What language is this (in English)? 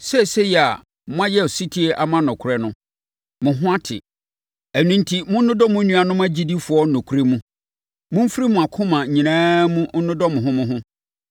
Akan